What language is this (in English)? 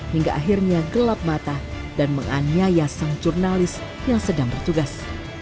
Indonesian